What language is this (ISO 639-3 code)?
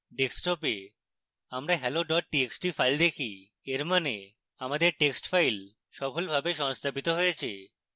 ben